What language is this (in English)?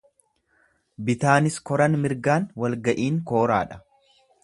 Oromo